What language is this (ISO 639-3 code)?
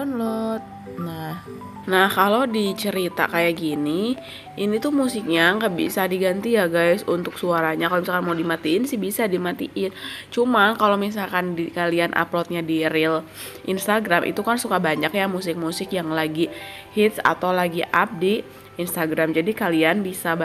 ind